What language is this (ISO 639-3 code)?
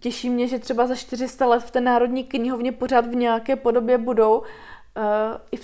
ces